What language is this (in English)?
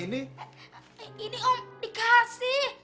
Indonesian